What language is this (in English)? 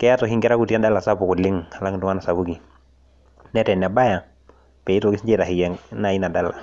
Masai